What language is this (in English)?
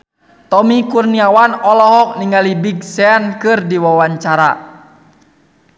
Sundanese